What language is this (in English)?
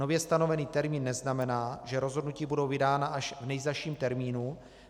Czech